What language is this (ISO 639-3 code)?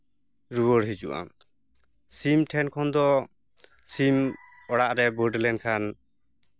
sat